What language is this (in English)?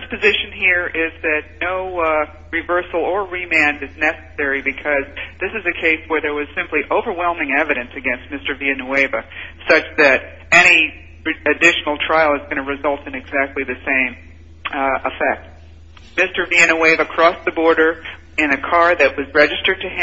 English